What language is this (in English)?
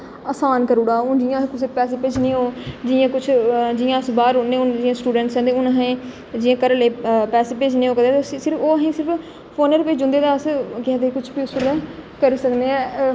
Dogri